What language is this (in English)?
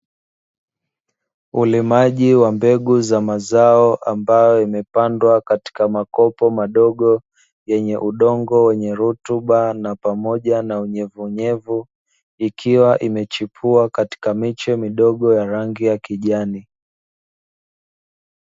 Swahili